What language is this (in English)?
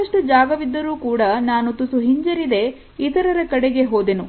Kannada